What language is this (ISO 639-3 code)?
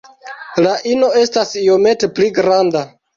epo